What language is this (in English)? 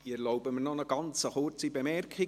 Swiss German